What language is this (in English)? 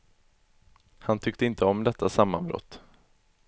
Swedish